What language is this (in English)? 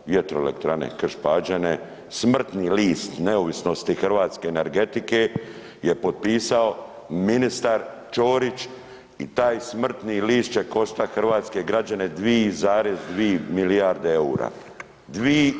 Croatian